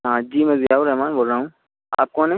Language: Urdu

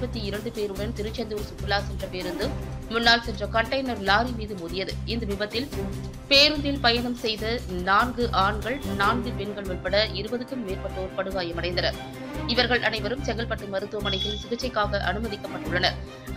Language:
Dutch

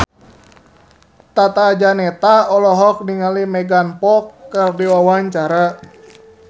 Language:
Sundanese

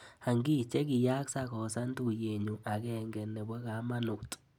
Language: Kalenjin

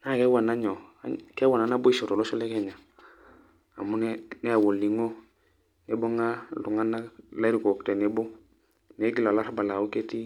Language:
Masai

